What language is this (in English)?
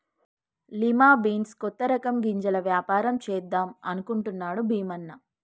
Telugu